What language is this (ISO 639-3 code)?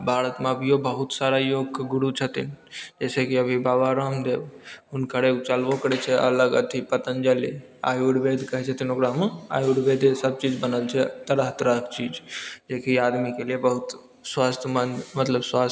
mai